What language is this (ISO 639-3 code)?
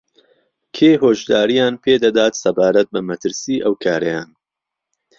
ckb